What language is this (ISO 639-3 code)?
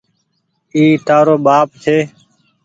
gig